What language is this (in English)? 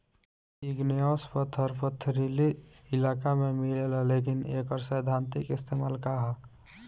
Bhojpuri